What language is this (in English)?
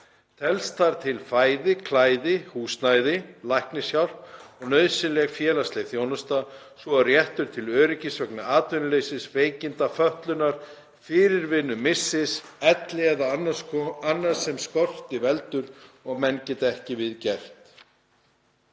Icelandic